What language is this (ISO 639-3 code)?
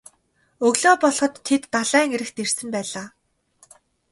mon